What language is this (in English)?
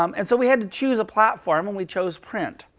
English